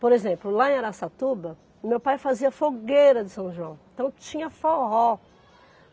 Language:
Portuguese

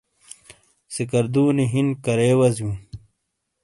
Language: Shina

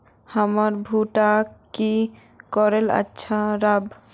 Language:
Magahi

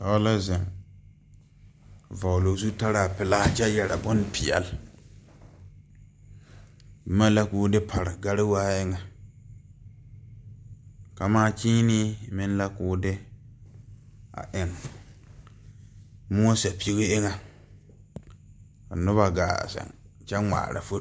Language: Southern Dagaare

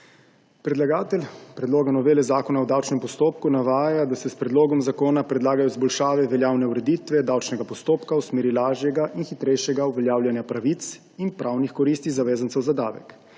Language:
Slovenian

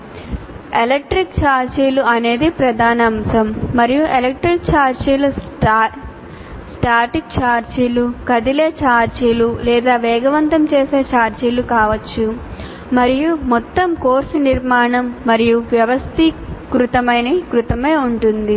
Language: Telugu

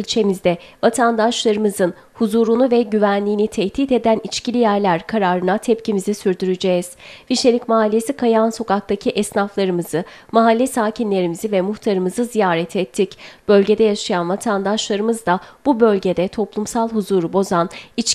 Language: Turkish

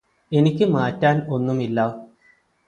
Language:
Malayalam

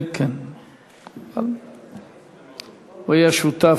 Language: Hebrew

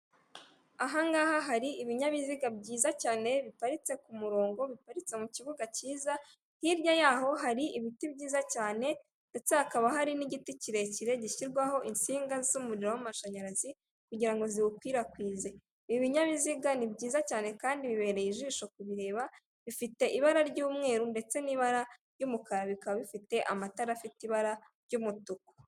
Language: Kinyarwanda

